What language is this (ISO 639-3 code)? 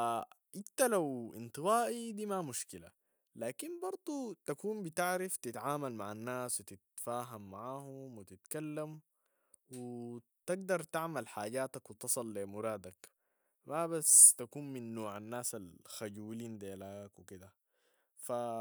apd